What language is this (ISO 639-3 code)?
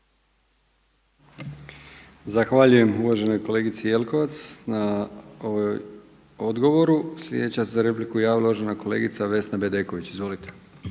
hrv